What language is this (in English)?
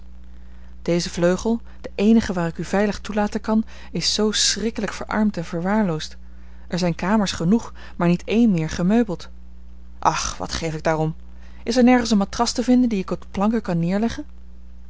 Dutch